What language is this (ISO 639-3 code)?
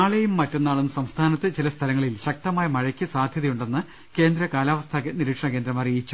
mal